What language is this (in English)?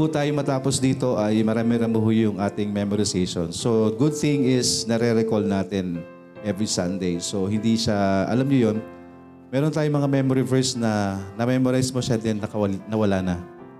Filipino